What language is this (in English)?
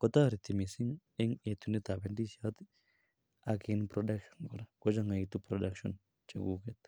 Kalenjin